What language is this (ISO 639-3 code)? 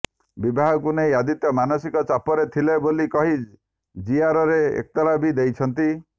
ori